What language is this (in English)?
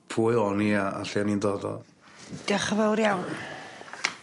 Welsh